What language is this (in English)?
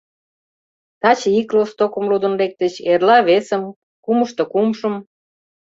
Mari